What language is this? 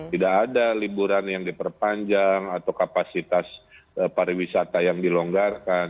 Indonesian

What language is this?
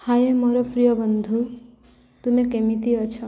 Odia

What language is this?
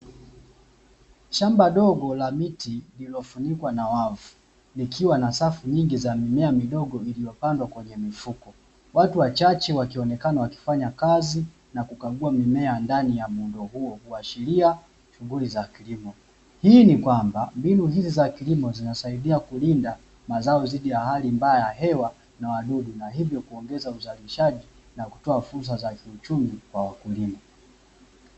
Swahili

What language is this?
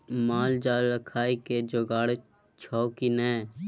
Maithili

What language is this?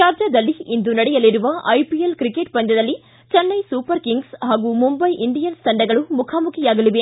Kannada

